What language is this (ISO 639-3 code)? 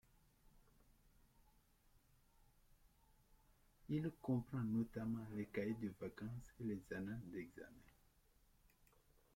fra